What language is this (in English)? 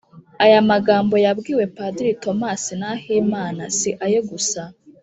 Kinyarwanda